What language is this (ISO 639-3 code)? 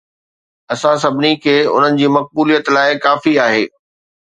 snd